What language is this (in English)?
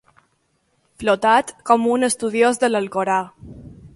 Catalan